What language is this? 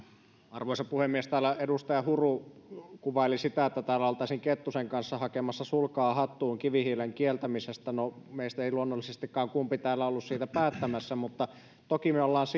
Finnish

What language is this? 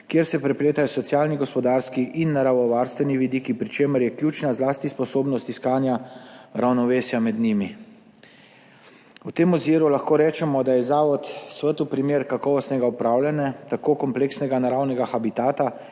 Slovenian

